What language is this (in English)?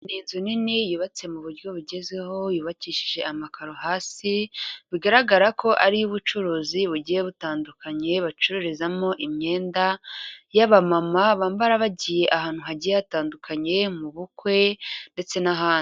Kinyarwanda